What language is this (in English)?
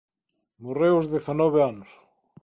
Galician